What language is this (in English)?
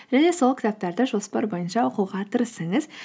Kazakh